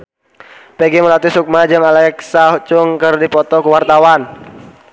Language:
Sundanese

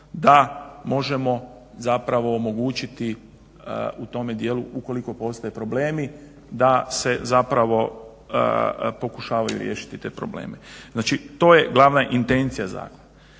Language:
Croatian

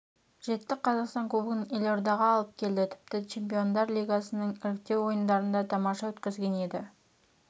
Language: Kazakh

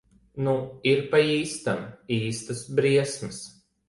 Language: Latvian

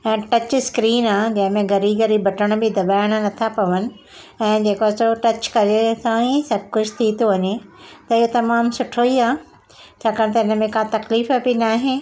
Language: Sindhi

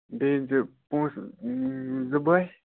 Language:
Kashmiri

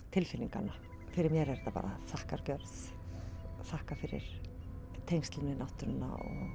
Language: Icelandic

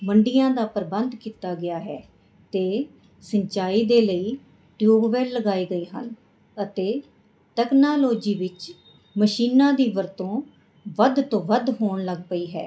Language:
Punjabi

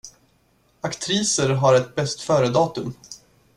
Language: Swedish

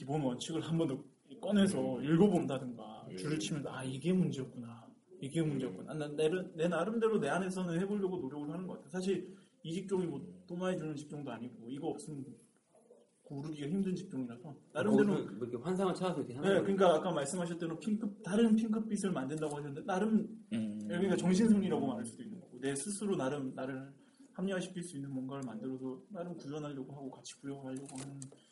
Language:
Korean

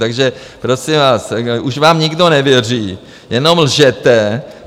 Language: Czech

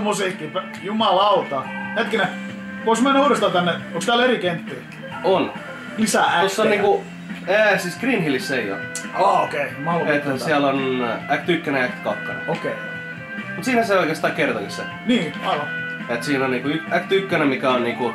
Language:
Finnish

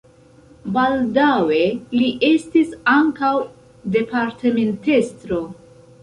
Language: Esperanto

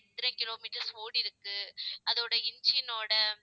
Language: Tamil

